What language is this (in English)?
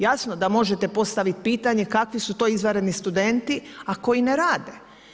Croatian